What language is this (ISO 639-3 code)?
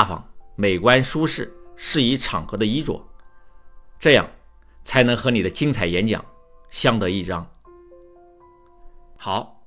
zho